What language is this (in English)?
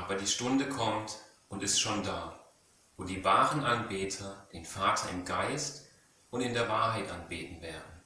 German